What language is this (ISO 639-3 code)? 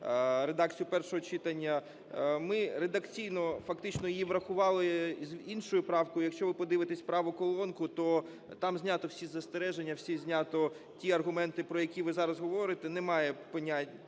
ukr